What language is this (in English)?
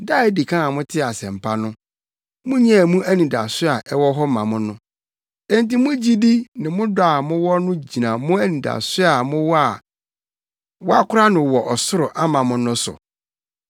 Akan